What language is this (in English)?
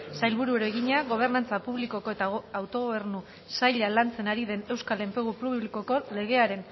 Basque